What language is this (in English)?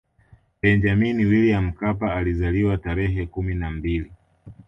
Swahili